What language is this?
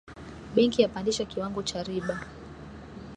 Swahili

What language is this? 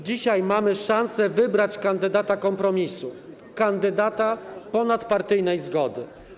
Polish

